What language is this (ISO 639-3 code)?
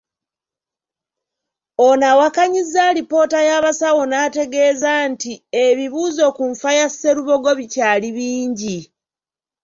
lug